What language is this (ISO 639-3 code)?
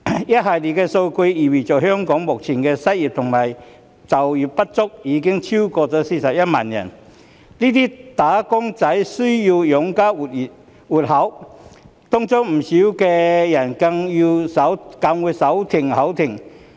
yue